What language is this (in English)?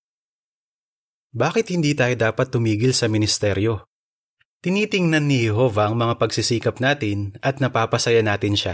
Filipino